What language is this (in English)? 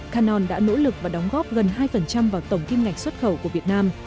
Vietnamese